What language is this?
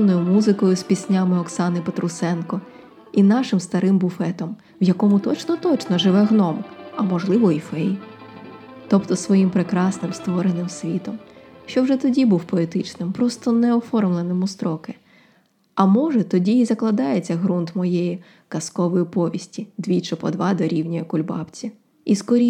Ukrainian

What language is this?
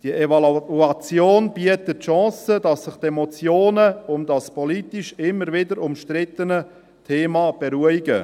Swiss German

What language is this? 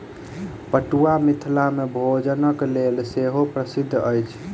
Maithili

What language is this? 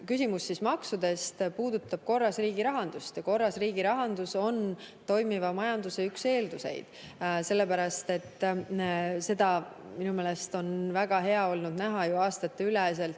Estonian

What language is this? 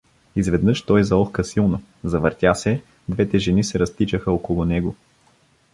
Bulgarian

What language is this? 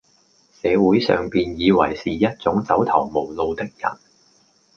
Cantonese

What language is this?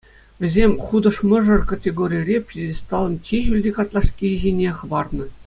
Chuvash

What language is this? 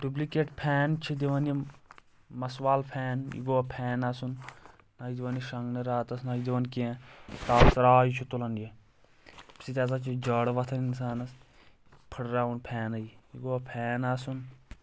Kashmiri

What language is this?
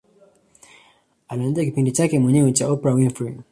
Swahili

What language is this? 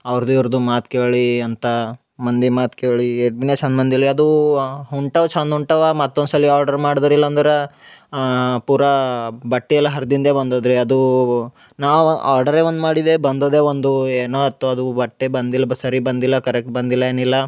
Kannada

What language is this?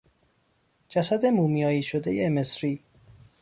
Persian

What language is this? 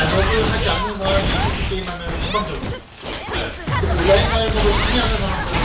Korean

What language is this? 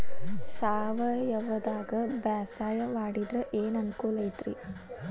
Kannada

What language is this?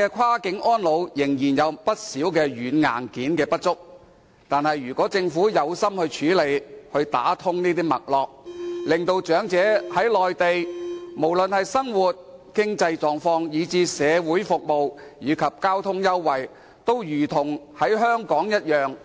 Cantonese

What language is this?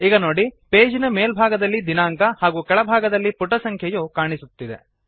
Kannada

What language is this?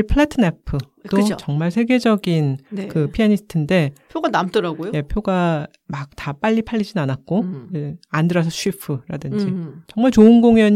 Korean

